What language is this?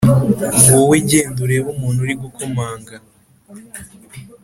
Kinyarwanda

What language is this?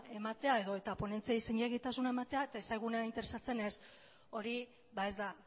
Basque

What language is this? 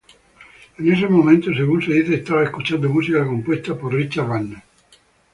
Spanish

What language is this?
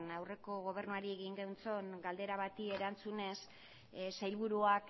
Basque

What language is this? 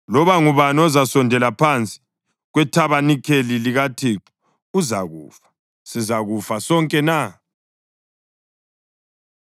North Ndebele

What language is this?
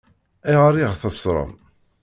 Kabyle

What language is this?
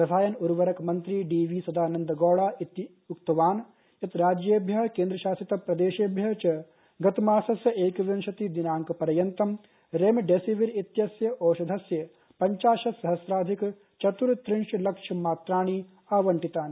Sanskrit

